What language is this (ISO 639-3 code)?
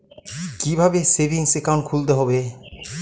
ben